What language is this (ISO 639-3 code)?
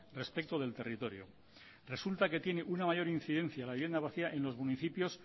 spa